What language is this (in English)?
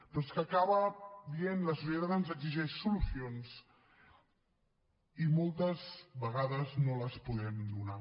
Catalan